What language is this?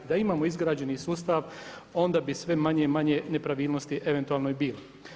Croatian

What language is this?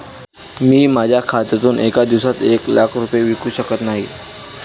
Marathi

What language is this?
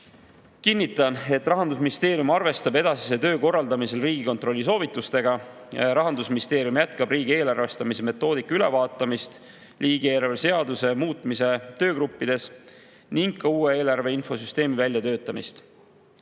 Estonian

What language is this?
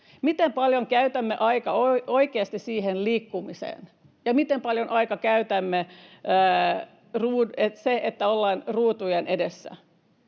Finnish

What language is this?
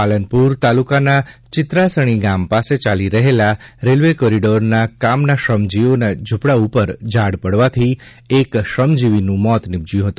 Gujarati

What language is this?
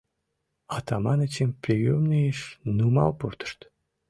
Mari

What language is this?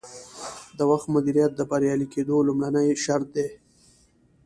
Pashto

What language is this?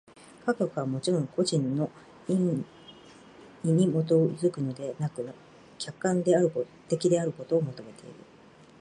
Japanese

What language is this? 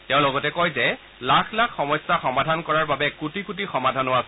Assamese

